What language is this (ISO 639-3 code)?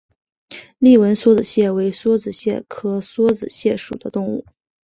zho